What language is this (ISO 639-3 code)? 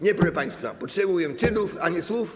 pol